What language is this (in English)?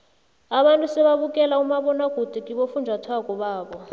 South Ndebele